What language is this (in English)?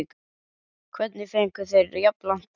Icelandic